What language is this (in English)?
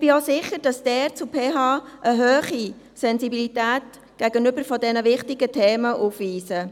Swiss German